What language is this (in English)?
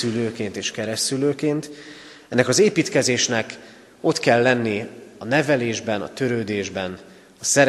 Hungarian